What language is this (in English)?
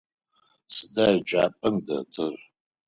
Adyghe